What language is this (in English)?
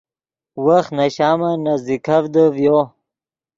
Yidgha